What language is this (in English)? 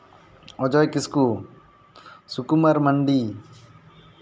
Santali